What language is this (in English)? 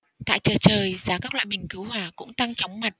Vietnamese